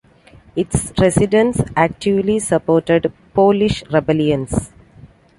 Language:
English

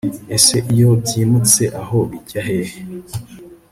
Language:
Kinyarwanda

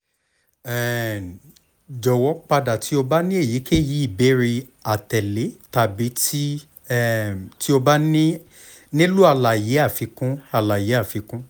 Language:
Yoruba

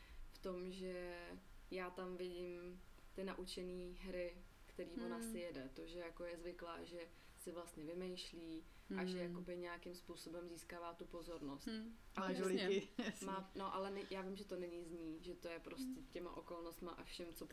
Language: Czech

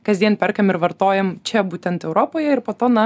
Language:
Lithuanian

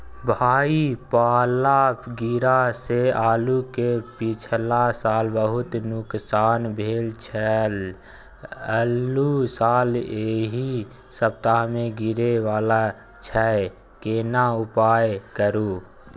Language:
Maithili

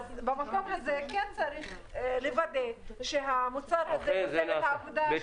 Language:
Hebrew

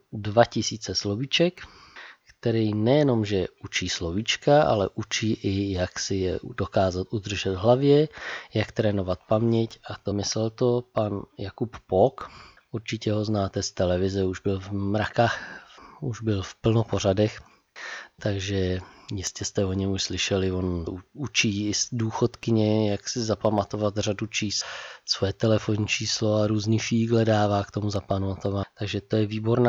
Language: Czech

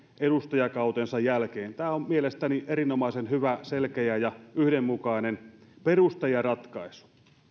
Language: Finnish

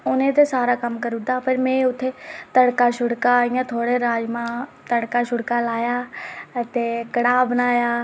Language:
Dogri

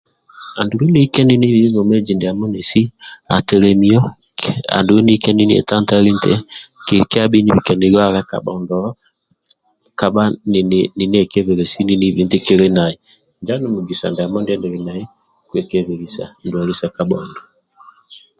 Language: Amba (Uganda)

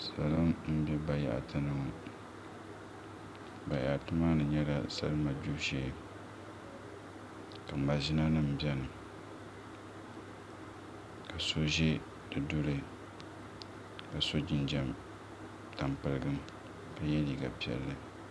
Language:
Dagbani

